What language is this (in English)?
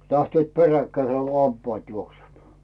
Finnish